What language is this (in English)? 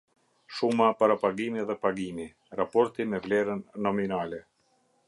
Albanian